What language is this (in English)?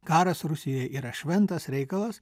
Lithuanian